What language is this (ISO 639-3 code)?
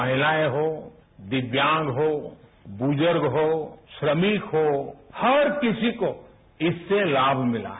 hin